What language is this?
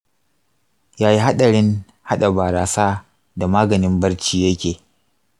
Hausa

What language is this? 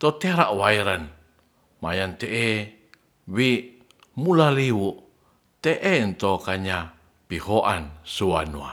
Ratahan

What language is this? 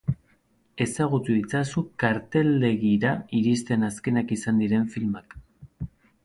Basque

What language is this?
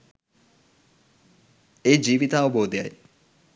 Sinhala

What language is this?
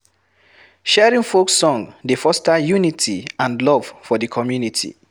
Nigerian Pidgin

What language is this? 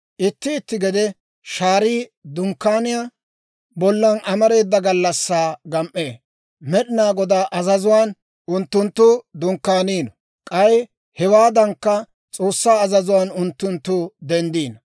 Dawro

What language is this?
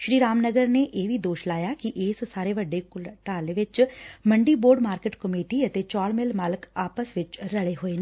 Punjabi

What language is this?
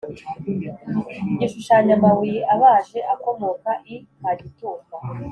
Kinyarwanda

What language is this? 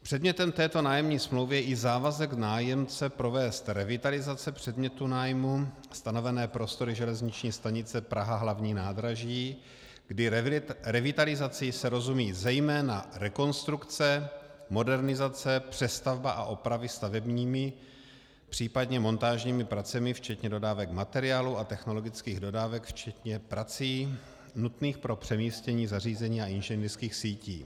Czech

